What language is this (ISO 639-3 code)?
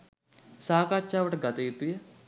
sin